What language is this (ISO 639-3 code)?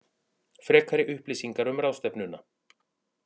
isl